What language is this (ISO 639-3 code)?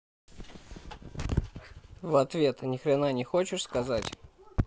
rus